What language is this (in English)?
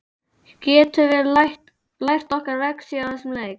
Icelandic